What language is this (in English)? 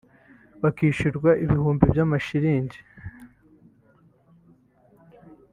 Kinyarwanda